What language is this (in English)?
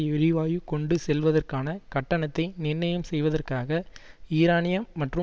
Tamil